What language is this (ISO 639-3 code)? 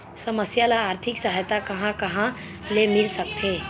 hne